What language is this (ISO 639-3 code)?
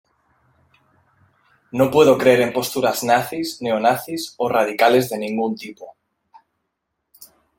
spa